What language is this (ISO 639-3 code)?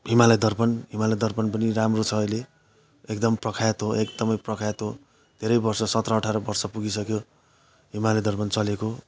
nep